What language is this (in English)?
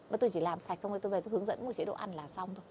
Vietnamese